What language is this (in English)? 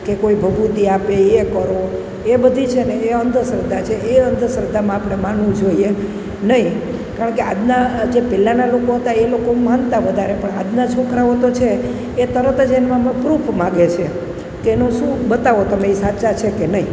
Gujarati